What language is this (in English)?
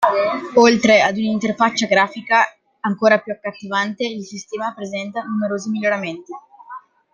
Italian